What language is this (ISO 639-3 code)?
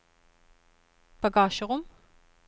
nor